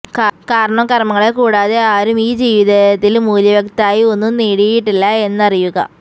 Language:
Malayalam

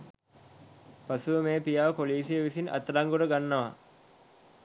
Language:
Sinhala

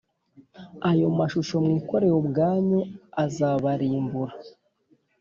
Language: Kinyarwanda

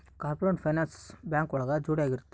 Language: Kannada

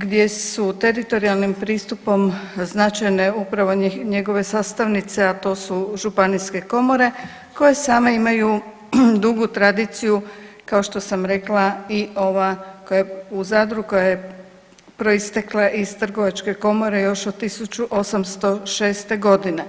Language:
Croatian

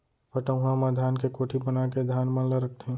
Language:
Chhattisgarhi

